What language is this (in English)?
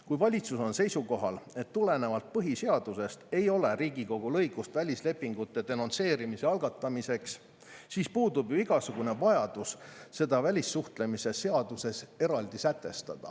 Estonian